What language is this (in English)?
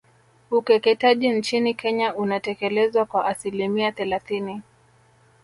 Swahili